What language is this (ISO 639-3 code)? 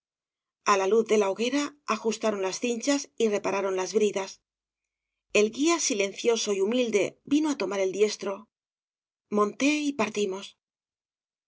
spa